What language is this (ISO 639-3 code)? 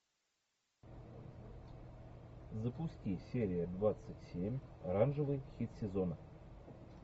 rus